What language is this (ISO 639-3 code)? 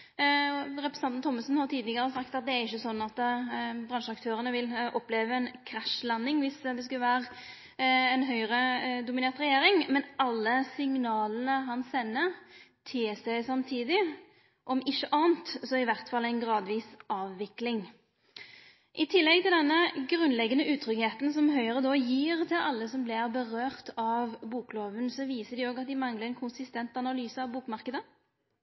nno